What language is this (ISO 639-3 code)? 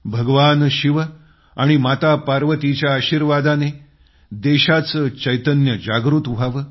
mar